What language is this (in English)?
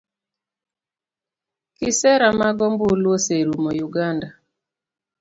Luo (Kenya and Tanzania)